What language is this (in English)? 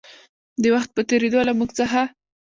Pashto